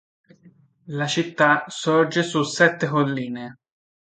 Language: Italian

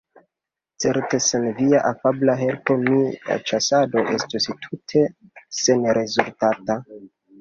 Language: Esperanto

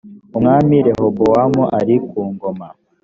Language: Kinyarwanda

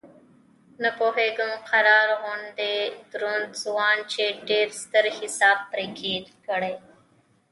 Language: Pashto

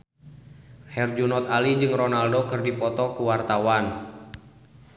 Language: Sundanese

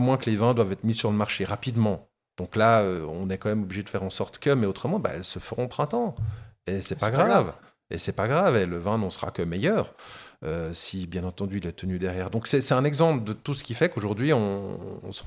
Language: French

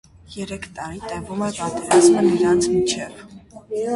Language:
Armenian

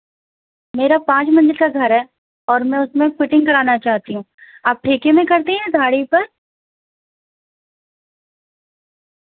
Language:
Urdu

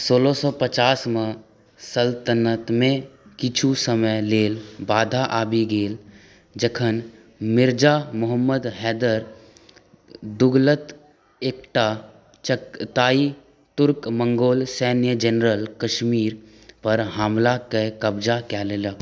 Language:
Maithili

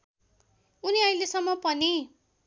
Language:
Nepali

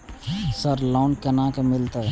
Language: Maithili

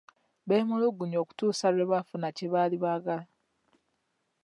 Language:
Ganda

